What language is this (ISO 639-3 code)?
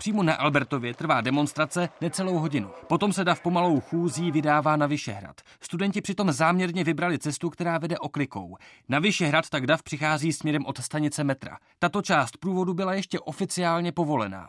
ces